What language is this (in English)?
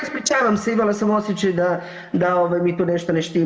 Croatian